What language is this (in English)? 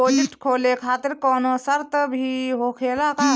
Bhojpuri